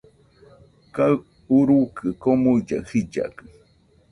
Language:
Nüpode Huitoto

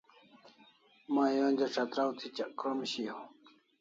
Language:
Kalasha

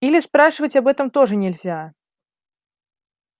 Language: Russian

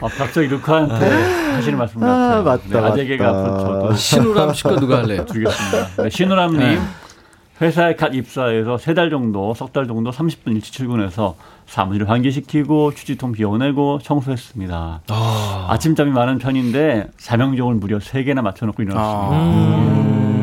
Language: Korean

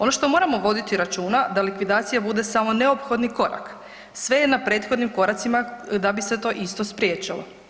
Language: Croatian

